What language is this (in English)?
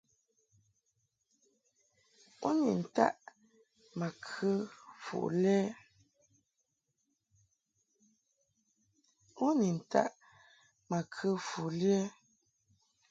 Mungaka